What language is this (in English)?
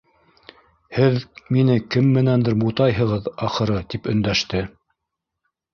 Bashkir